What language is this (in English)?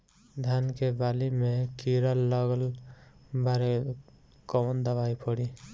Bhojpuri